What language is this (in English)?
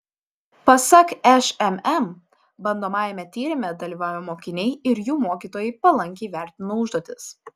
Lithuanian